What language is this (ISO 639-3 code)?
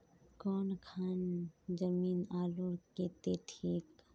mag